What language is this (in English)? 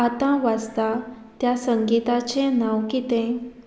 Konkani